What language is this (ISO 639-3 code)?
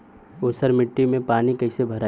bho